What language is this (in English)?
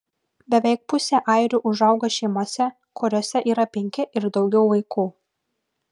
Lithuanian